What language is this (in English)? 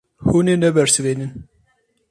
Kurdish